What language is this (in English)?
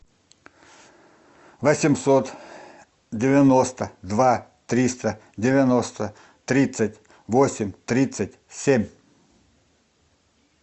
Russian